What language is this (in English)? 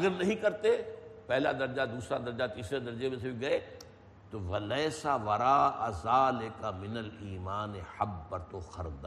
Urdu